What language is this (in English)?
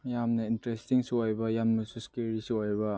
Manipuri